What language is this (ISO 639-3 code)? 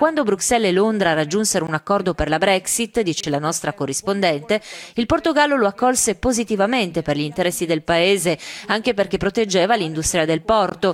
ita